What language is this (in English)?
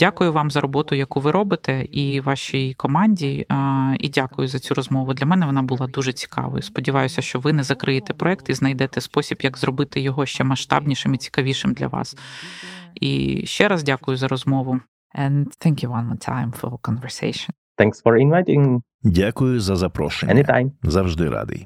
Ukrainian